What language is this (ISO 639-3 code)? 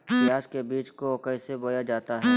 mag